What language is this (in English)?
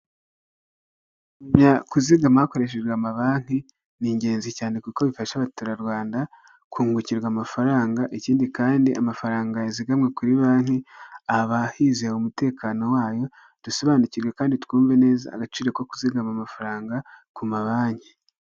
Kinyarwanda